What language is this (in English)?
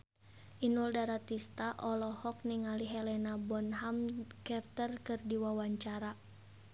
Sundanese